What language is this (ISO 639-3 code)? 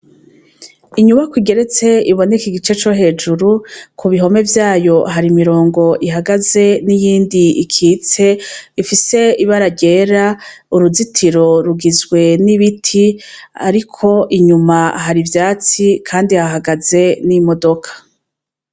run